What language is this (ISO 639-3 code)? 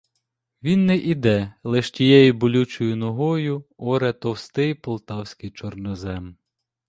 ukr